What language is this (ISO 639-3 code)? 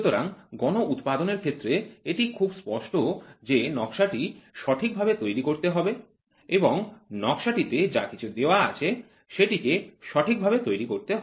ben